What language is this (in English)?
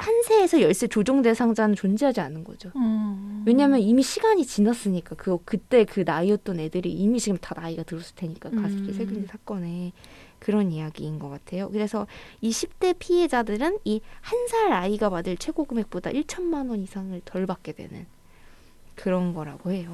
Korean